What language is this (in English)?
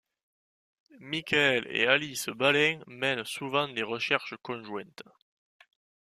French